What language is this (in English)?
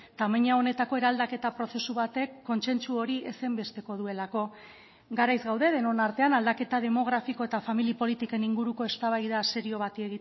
Basque